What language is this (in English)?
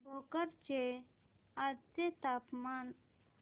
Marathi